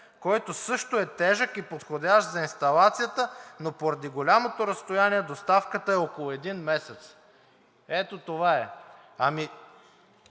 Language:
Bulgarian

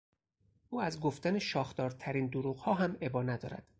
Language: Persian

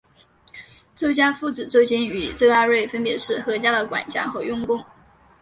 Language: Chinese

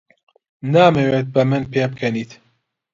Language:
Central Kurdish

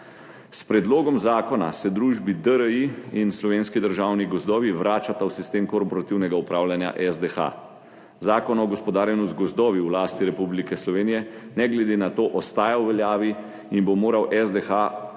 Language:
Slovenian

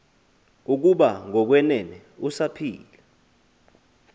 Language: Xhosa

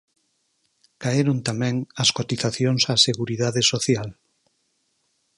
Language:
Galician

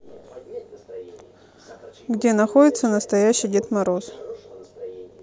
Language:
Russian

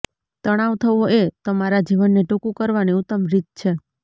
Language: Gujarati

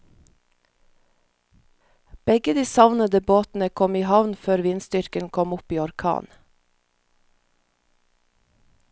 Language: Norwegian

